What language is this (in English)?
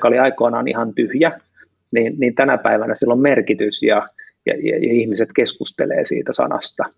Finnish